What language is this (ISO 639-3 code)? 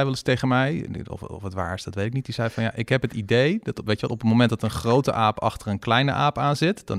nld